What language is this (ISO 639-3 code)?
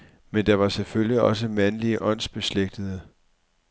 dan